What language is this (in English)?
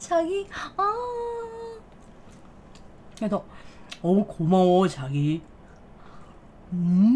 Korean